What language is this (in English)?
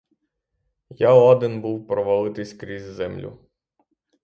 Ukrainian